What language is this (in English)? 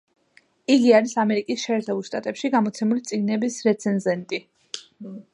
Georgian